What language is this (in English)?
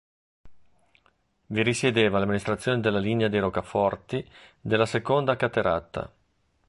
Italian